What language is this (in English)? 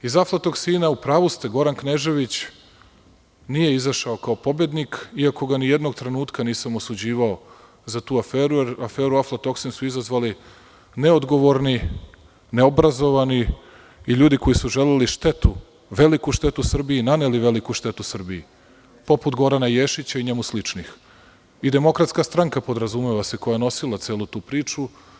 Serbian